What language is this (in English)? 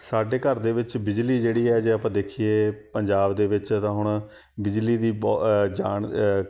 Punjabi